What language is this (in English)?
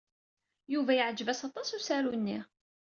Kabyle